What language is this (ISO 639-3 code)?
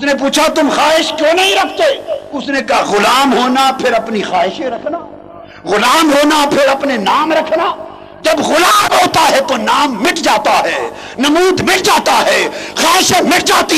urd